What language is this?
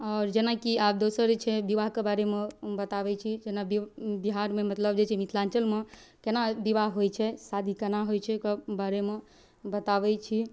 Maithili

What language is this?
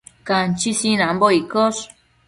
Matsés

